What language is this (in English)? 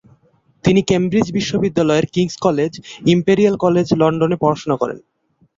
Bangla